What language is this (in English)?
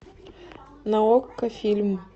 Russian